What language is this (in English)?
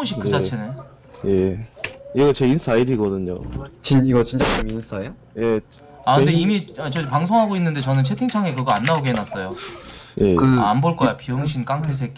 Korean